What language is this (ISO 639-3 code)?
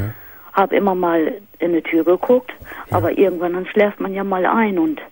deu